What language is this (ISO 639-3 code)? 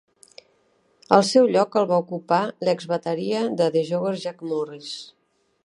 cat